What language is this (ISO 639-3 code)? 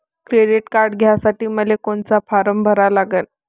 mar